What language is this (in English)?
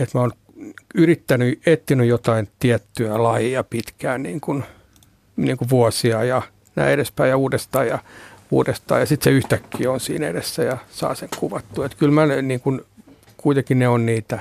Finnish